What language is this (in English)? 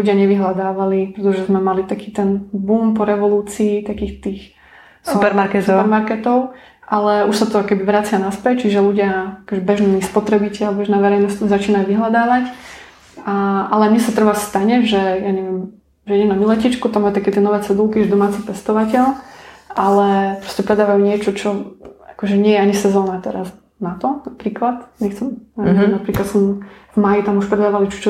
Slovak